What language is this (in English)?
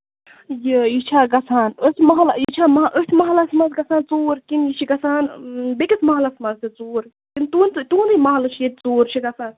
Kashmiri